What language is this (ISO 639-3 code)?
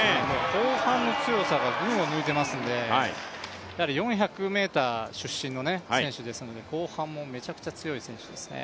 jpn